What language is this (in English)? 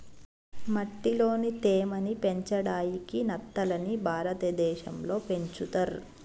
Telugu